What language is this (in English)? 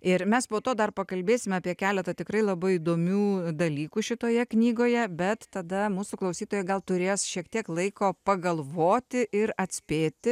Lithuanian